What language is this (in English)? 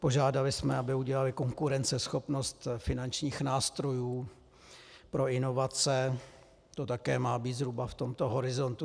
Czech